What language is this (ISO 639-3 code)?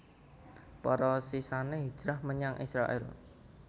jav